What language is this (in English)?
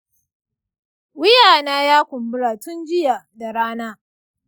Hausa